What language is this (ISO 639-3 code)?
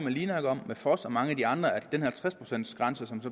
dan